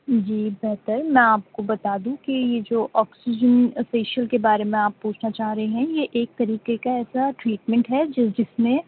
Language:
Urdu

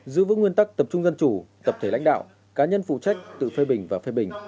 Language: Vietnamese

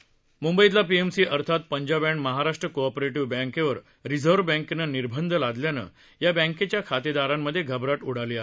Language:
Marathi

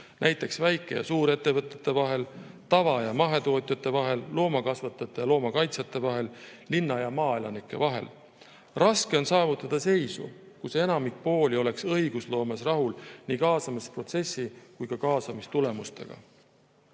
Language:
Estonian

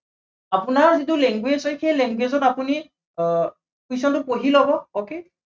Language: Assamese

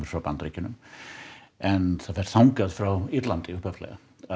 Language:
Icelandic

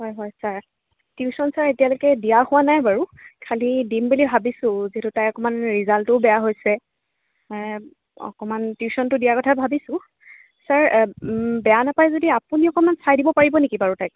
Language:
Assamese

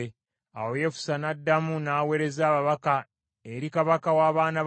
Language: Ganda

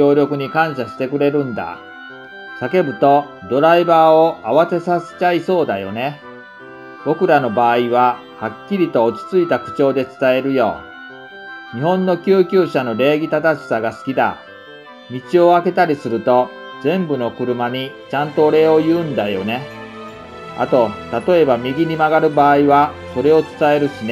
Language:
Japanese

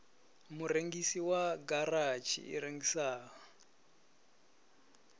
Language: Venda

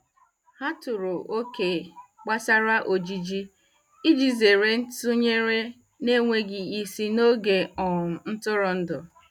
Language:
Igbo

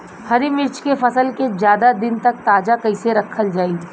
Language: Bhojpuri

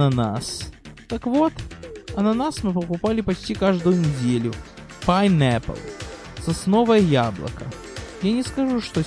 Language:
Russian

